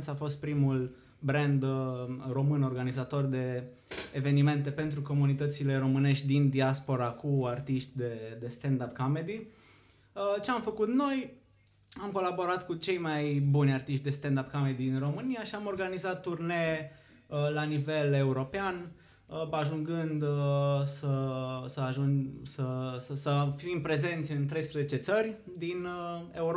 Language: Romanian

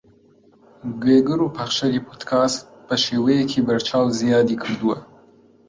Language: Central Kurdish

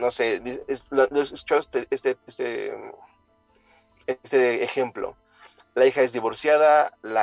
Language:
Spanish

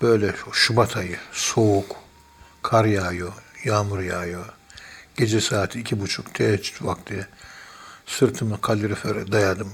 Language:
Turkish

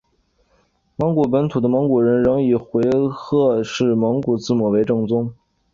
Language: Chinese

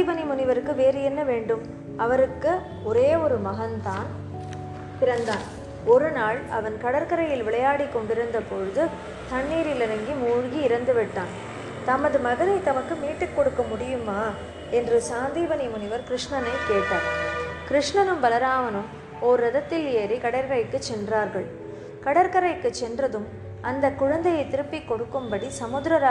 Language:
Tamil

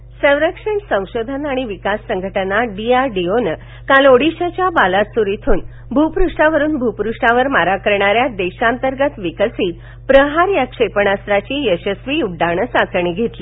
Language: Marathi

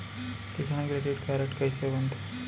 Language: Chhattisgarhi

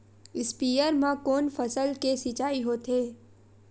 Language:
Chhattisgarhi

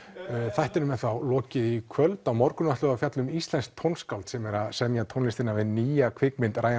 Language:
Icelandic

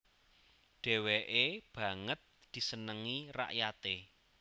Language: Javanese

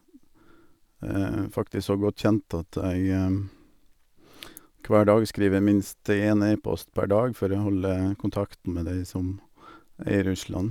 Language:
Norwegian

